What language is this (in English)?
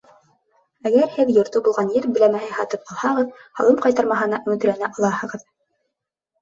Bashkir